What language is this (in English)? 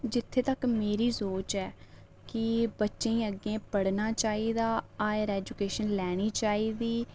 Dogri